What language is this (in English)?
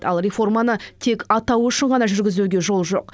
Kazakh